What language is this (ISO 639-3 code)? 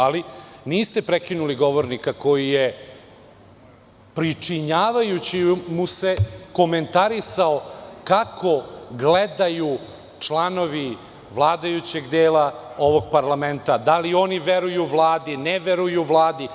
srp